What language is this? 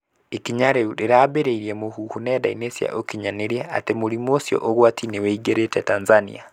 Kikuyu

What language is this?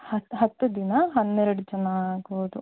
Kannada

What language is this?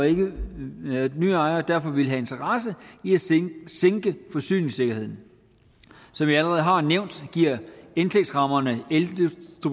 Danish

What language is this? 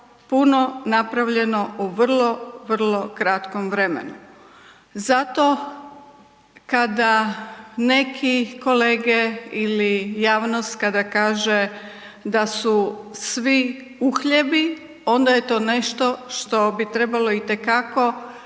Croatian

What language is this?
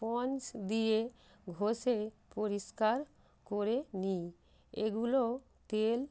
Bangla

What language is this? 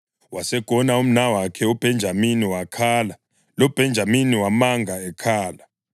North Ndebele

